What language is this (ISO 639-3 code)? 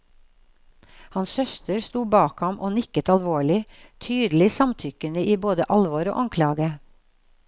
nor